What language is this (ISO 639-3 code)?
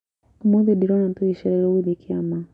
kik